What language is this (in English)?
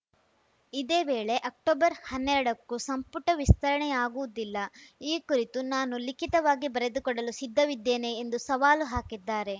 Kannada